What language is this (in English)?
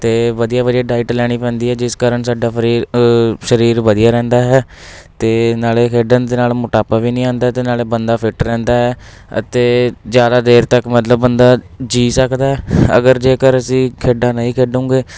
Punjabi